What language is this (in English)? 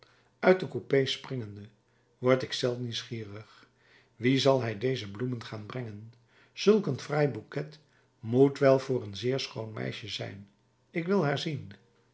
Dutch